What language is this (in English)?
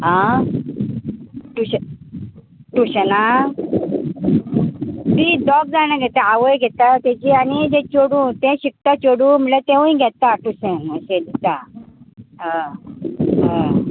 Konkani